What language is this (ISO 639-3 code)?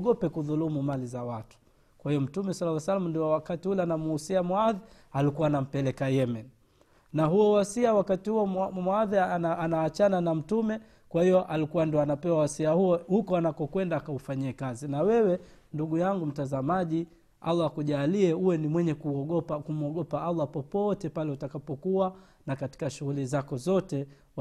swa